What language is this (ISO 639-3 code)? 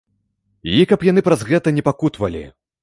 bel